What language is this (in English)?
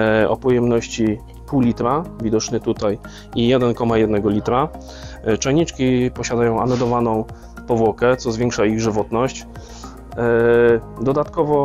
Polish